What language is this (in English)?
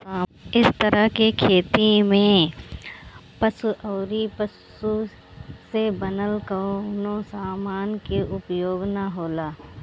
Bhojpuri